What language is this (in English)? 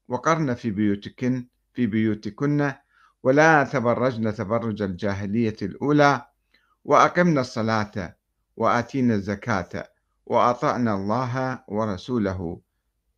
Arabic